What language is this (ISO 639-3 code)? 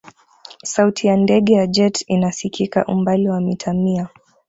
swa